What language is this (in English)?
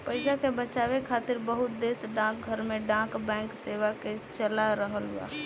Bhojpuri